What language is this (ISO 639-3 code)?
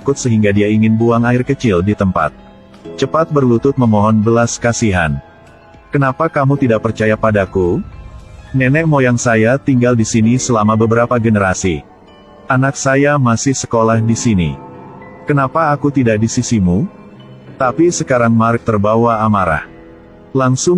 ind